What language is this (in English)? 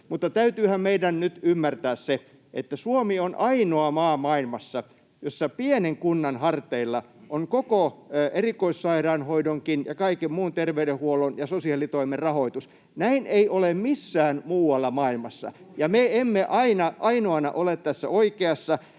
Finnish